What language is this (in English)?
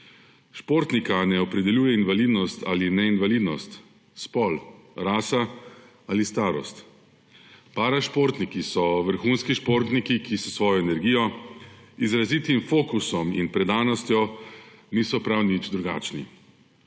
Slovenian